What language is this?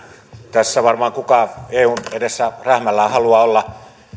Finnish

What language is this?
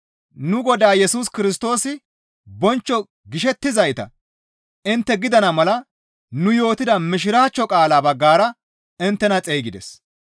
Gamo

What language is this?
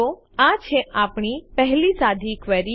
Gujarati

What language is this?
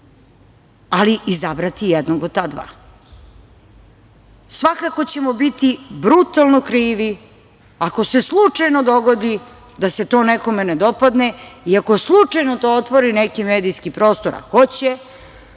Serbian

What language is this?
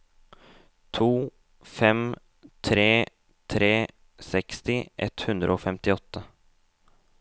Norwegian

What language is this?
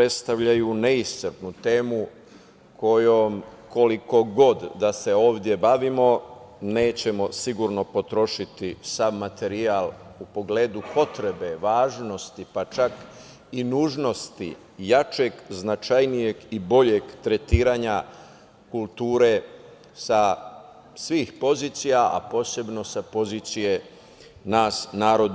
Serbian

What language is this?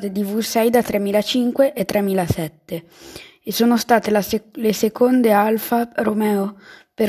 Italian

